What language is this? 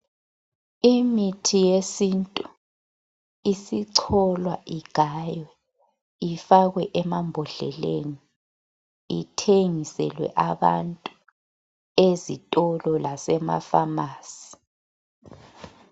North Ndebele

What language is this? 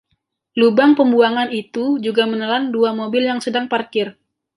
Indonesian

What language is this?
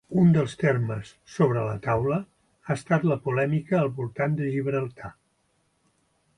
Catalan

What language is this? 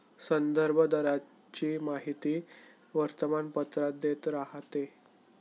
Marathi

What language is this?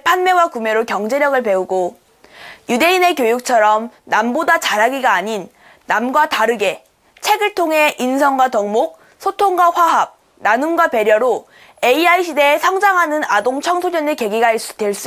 Korean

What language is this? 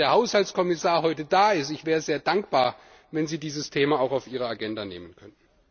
German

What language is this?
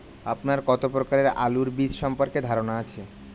Bangla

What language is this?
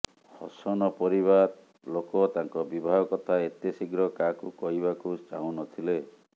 Odia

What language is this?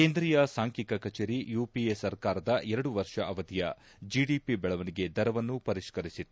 Kannada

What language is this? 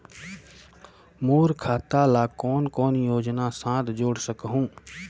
Chhattisgarhi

